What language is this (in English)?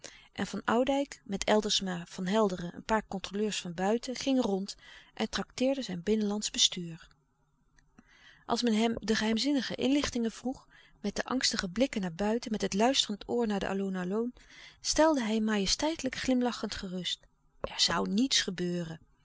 Dutch